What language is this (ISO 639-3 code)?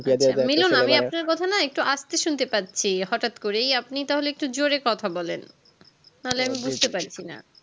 ben